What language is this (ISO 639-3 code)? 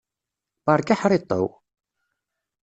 kab